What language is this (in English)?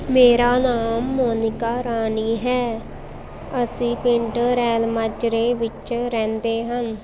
Punjabi